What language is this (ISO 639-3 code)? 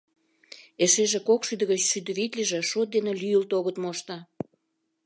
chm